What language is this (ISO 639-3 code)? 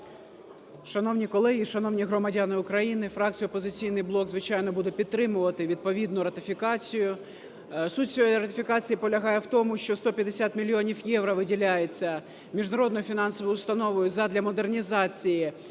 ukr